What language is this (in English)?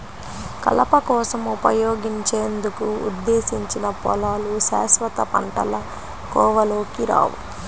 Telugu